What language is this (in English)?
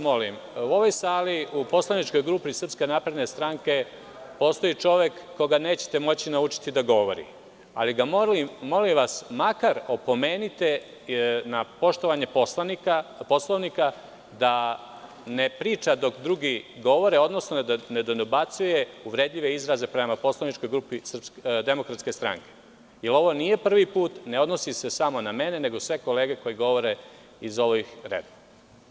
Serbian